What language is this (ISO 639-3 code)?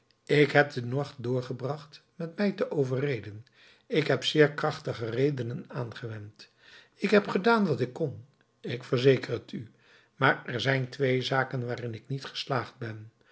nld